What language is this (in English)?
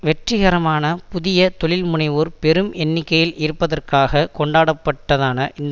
Tamil